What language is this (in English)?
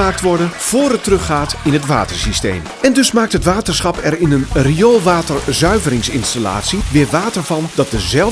Dutch